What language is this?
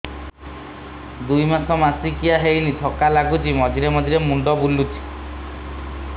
Odia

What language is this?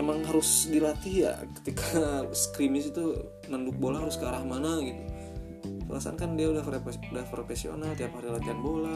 Indonesian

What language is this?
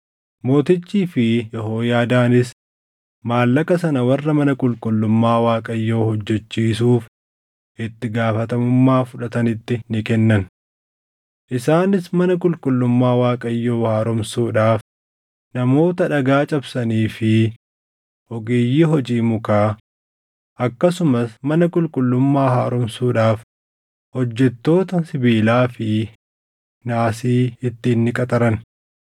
Oromo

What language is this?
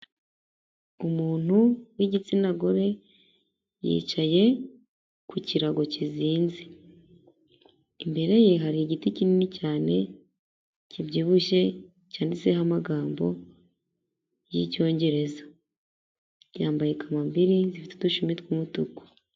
Kinyarwanda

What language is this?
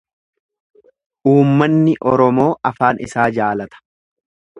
Oromo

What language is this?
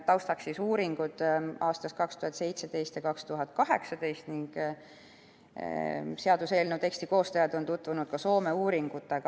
Estonian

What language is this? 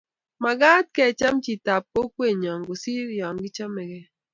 Kalenjin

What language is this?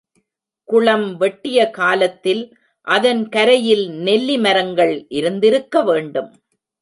Tamil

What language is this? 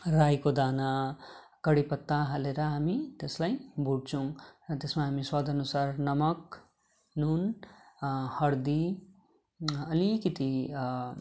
Nepali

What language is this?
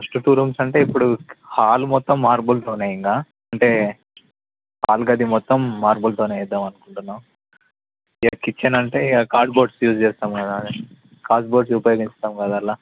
Telugu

